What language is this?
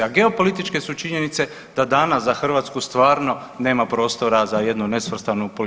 Croatian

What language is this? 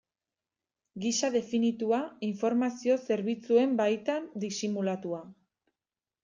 Basque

